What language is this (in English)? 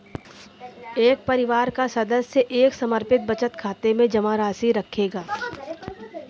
Hindi